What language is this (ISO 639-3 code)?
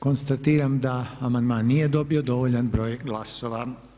hrv